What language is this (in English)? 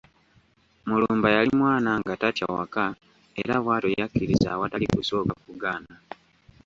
Ganda